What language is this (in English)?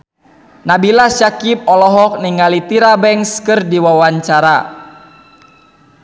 Sundanese